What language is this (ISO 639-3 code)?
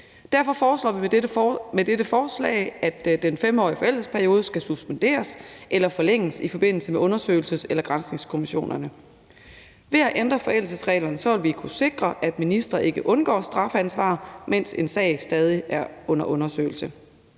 dan